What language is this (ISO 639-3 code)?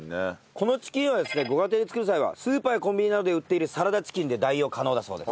jpn